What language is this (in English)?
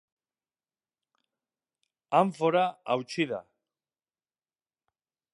Basque